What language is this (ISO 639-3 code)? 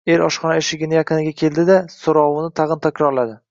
uzb